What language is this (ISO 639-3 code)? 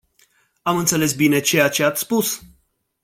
ron